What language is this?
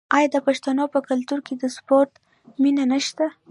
Pashto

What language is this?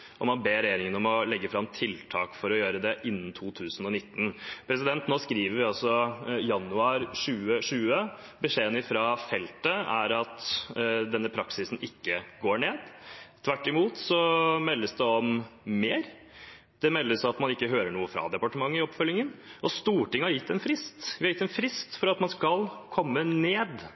Norwegian Bokmål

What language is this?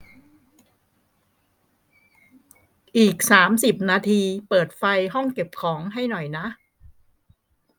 Thai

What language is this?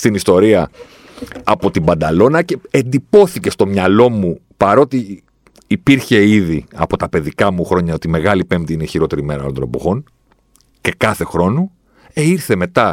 Greek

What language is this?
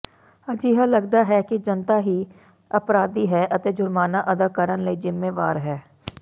Punjabi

